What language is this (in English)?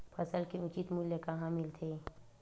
Chhattisgarhi